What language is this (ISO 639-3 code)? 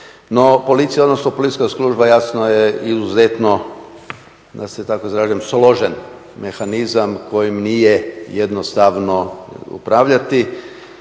hrv